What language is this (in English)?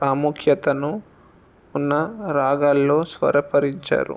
Telugu